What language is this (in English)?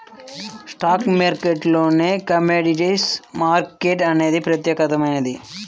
Telugu